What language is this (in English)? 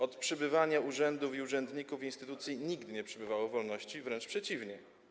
Polish